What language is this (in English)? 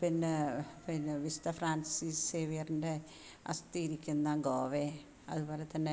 Malayalam